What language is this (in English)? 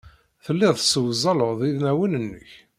Kabyle